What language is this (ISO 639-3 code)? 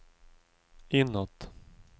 swe